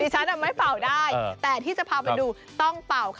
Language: Thai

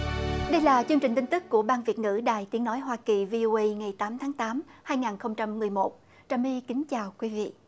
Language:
Vietnamese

